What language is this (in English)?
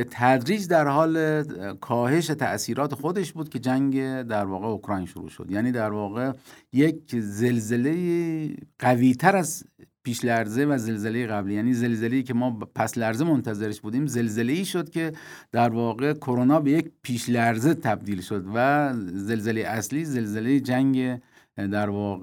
Persian